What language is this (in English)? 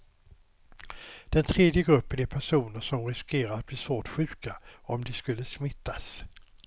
Swedish